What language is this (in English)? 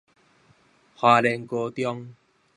Min Nan Chinese